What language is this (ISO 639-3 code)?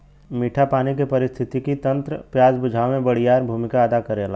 bho